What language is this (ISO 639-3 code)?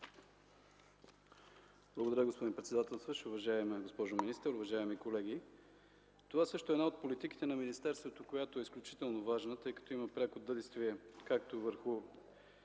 bul